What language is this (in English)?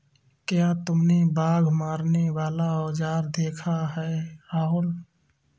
Hindi